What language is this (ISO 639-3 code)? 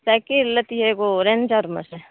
mai